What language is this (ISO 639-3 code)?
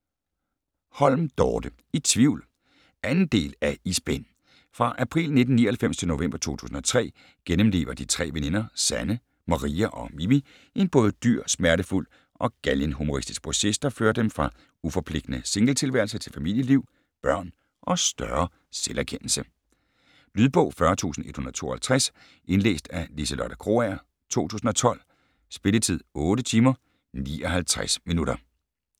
dan